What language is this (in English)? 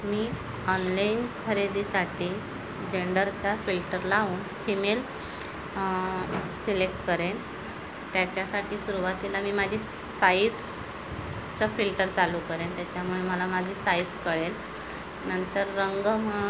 Marathi